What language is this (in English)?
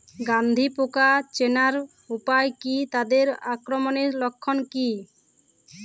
Bangla